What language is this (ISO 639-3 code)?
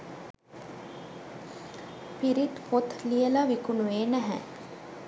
sin